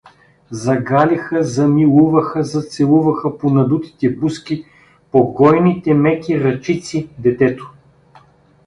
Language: Bulgarian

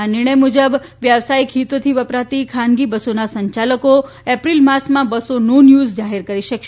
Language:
Gujarati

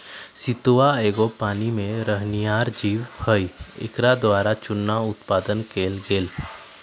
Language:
Magahi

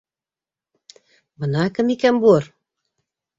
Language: Bashkir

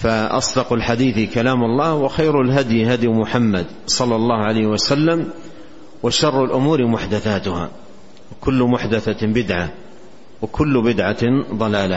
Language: Arabic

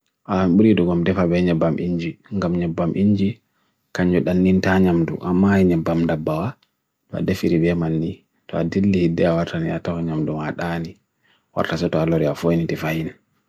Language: Bagirmi Fulfulde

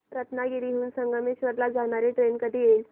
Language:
Marathi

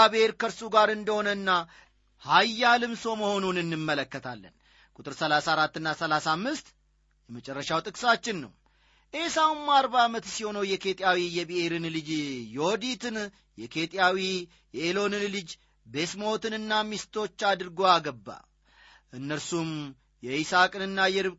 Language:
Amharic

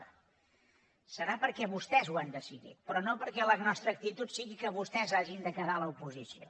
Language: Catalan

